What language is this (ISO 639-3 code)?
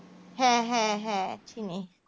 ben